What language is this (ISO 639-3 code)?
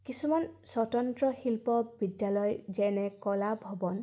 asm